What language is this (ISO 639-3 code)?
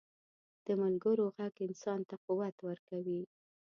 pus